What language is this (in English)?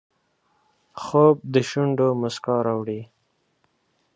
Pashto